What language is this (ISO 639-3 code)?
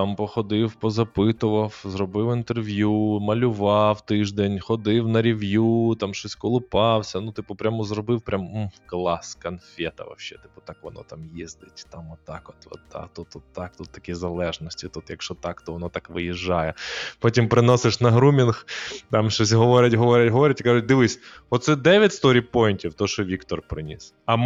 ukr